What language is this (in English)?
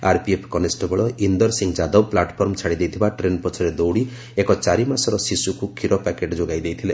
Odia